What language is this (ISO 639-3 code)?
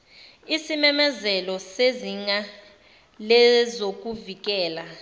zul